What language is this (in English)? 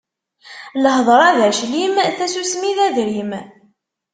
Kabyle